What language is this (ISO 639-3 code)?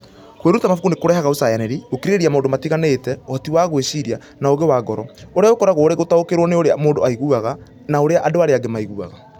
kik